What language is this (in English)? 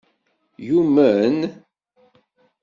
Kabyle